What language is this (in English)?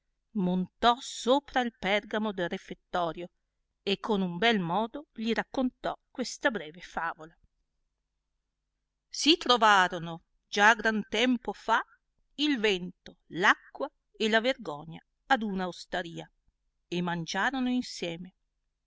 Italian